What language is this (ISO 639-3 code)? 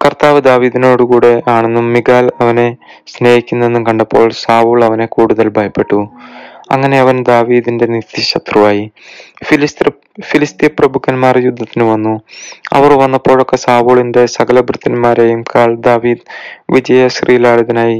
mal